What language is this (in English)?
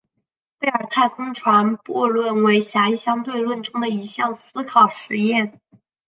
Chinese